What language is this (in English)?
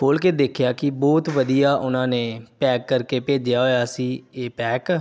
Punjabi